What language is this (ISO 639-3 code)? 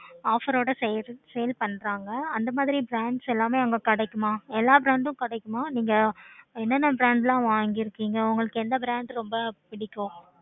tam